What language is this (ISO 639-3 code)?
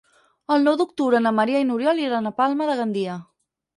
cat